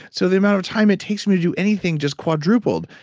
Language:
English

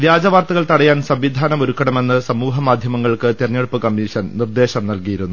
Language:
Malayalam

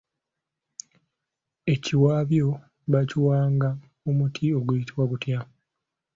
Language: Ganda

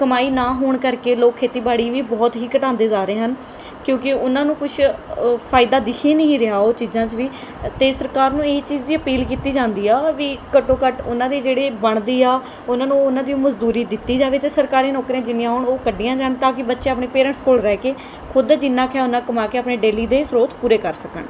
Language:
Punjabi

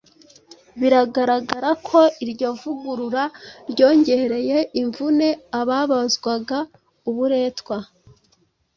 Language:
Kinyarwanda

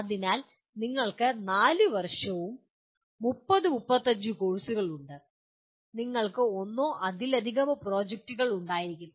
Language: Malayalam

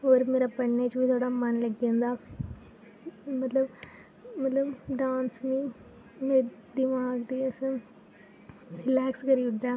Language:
Dogri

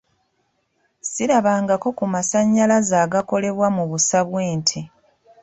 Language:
Ganda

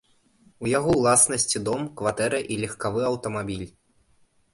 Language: Belarusian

